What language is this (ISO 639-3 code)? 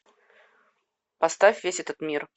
rus